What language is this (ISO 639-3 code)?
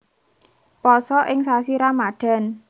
jav